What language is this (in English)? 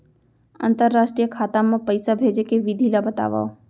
Chhattisgarhi